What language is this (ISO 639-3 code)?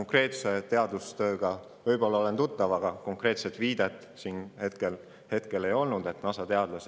est